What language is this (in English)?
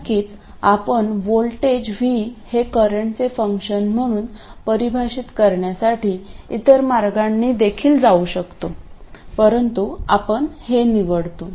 Marathi